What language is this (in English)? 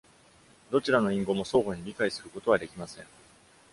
Japanese